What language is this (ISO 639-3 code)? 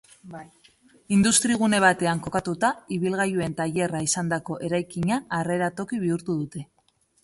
eus